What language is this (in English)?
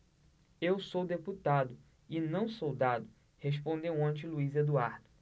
Portuguese